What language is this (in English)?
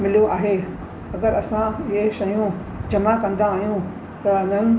Sindhi